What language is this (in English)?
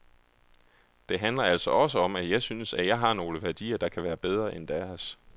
Danish